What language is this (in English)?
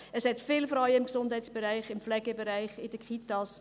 Swiss German